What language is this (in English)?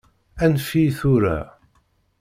Kabyle